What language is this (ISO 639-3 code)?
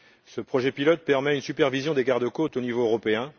fra